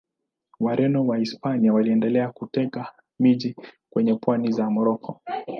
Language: Swahili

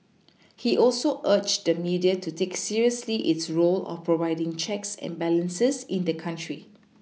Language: English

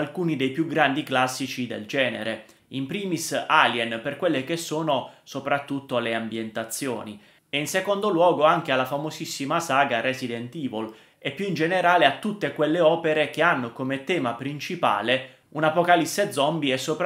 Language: Italian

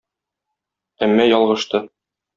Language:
Tatar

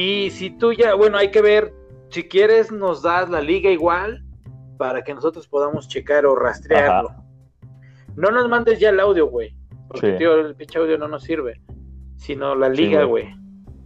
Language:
Spanish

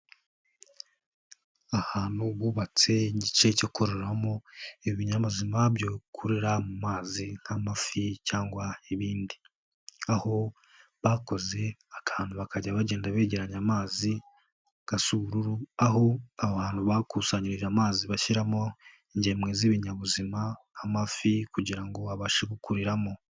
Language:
Kinyarwanda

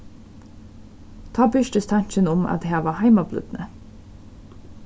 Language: Faroese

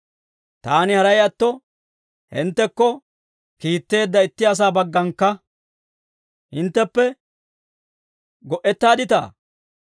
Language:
Dawro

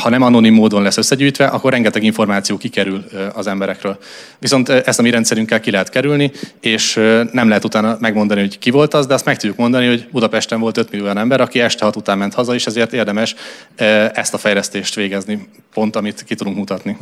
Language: Hungarian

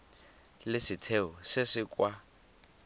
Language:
Tswana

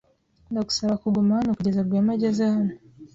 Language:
Kinyarwanda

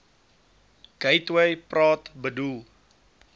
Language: Afrikaans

